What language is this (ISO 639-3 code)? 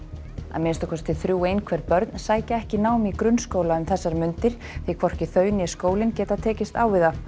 isl